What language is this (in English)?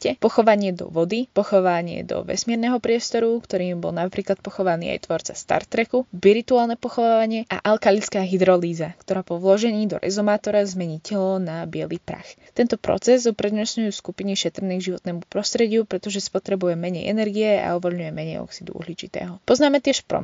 Slovak